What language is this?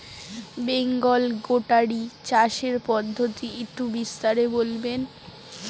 Bangla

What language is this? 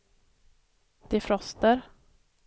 Swedish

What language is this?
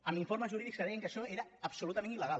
Catalan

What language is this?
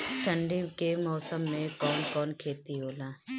Bhojpuri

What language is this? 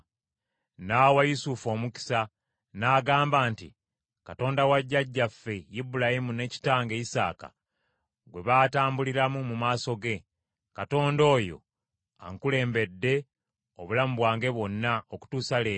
Ganda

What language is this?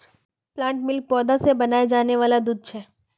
Magahi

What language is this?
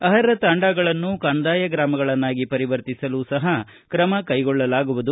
Kannada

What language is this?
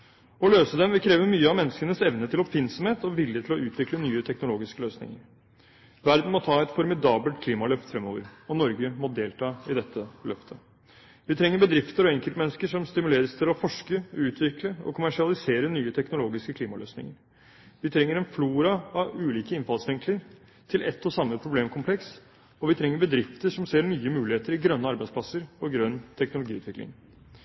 Norwegian Bokmål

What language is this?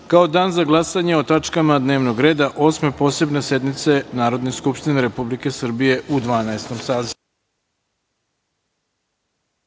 Serbian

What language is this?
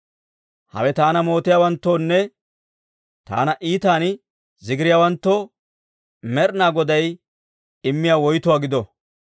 Dawro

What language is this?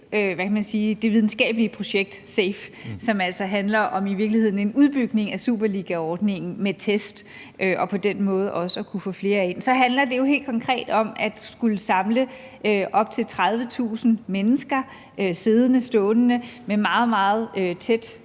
Danish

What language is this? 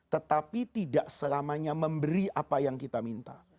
Indonesian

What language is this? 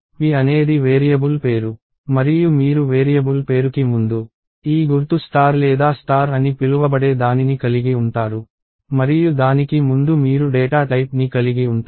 Telugu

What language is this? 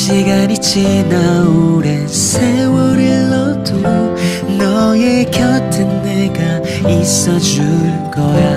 Korean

